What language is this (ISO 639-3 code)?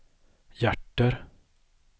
swe